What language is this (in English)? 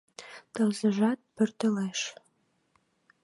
Mari